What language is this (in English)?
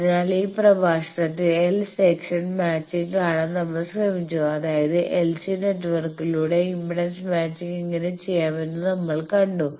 Malayalam